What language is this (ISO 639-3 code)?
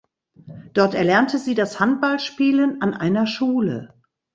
deu